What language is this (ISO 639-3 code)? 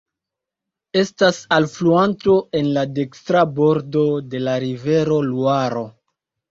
epo